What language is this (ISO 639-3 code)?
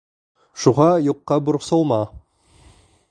bak